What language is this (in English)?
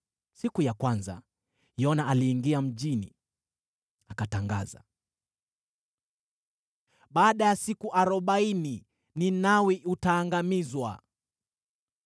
Swahili